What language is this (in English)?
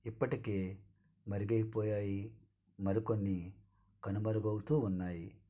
Telugu